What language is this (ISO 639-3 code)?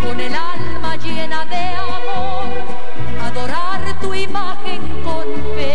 ron